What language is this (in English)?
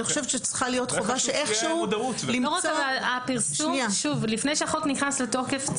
Hebrew